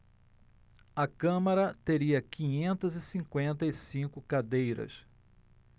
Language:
Portuguese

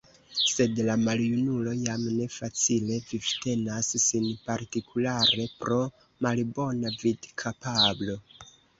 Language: Esperanto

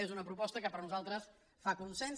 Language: Catalan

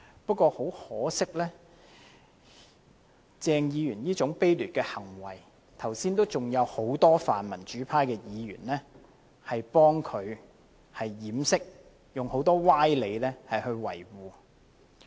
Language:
Cantonese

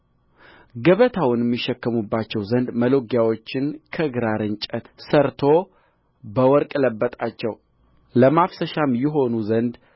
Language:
Amharic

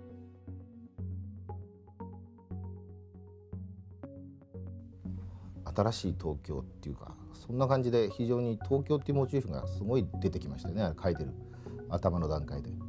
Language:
Japanese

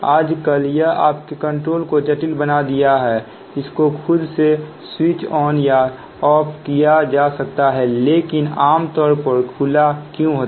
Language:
Hindi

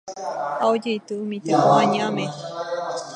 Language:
Guarani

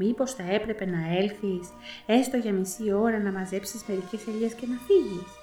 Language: Greek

